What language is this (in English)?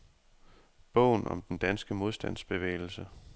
Danish